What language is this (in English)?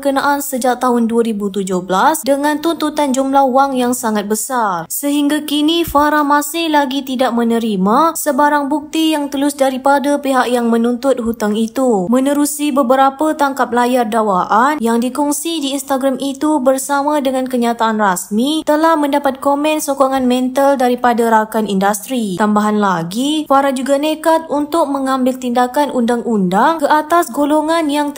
Malay